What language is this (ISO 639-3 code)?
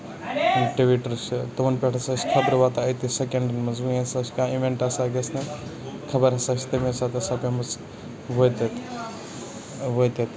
kas